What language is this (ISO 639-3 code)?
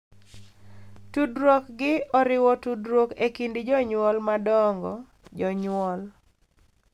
luo